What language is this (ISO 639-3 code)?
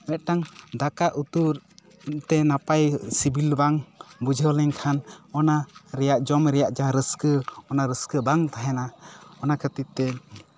sat